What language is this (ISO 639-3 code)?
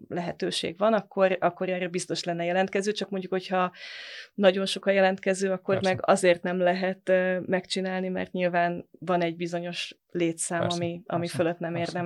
hun